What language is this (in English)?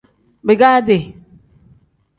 Tem